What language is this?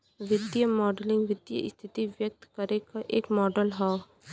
Bhojpuri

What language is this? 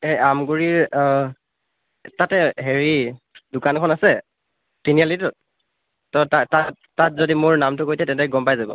Assamese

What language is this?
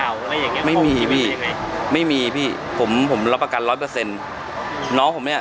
Thai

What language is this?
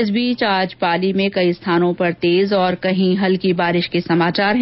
Hindi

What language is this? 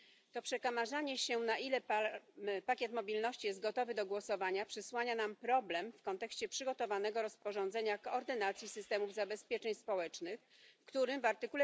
Polish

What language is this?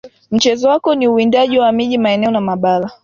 Swahili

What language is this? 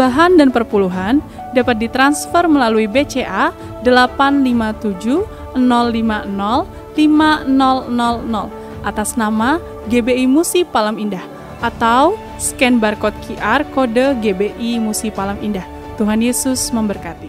Indonesian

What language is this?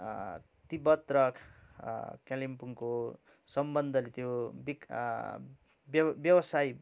Nepali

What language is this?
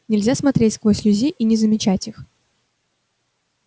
Russian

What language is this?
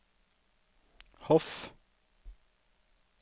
Norwegian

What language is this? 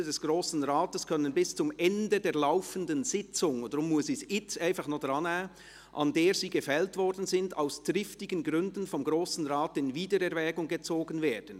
Swiss German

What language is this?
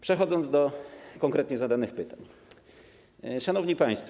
Polish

